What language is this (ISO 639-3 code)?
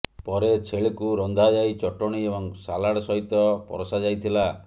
ori